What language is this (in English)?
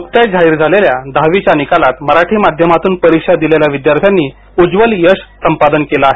Marathi